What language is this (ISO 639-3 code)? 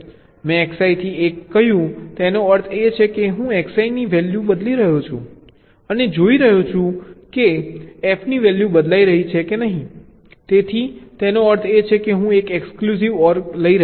guj